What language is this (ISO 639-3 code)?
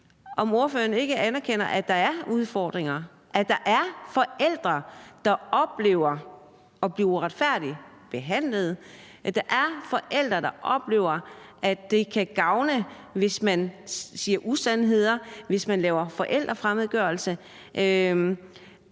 dan